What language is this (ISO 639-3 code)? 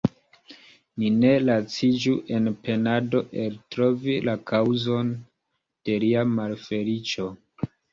epo